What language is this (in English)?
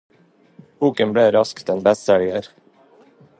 Norwegian Bokmål